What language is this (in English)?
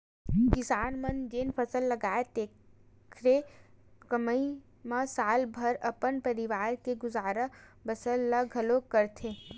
Chhattisgarhi